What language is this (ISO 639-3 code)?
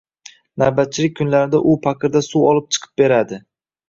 uzb